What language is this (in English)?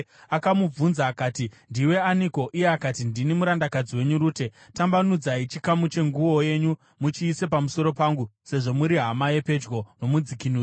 Shona